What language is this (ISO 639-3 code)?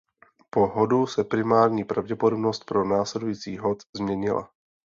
ces